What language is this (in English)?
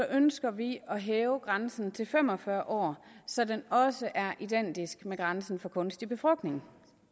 Danish